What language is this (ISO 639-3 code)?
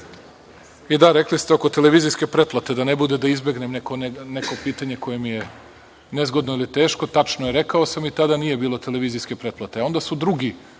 srp